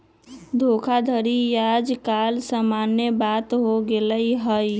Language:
Magahi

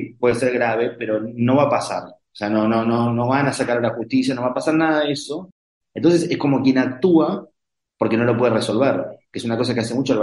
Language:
Spanish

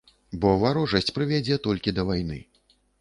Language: Belarusian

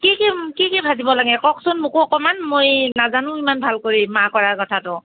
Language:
Assamese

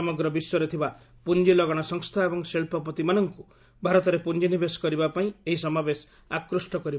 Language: Odia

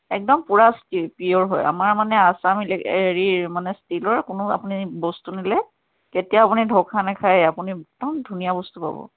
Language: Assamese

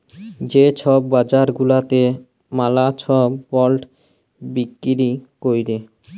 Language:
Bangla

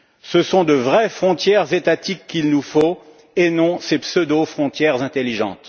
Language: French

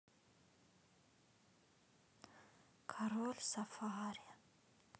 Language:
Russian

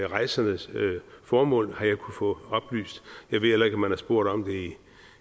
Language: Danish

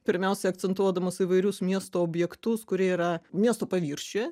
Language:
Lithuanian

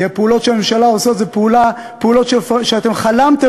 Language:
Hebrew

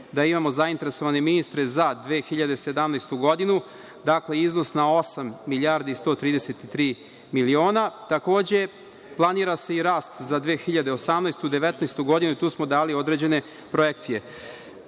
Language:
Serbian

